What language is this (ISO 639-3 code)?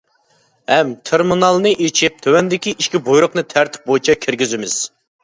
uig